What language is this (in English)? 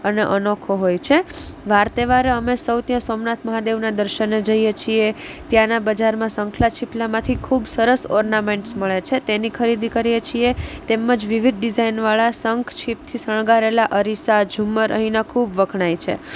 Gujarati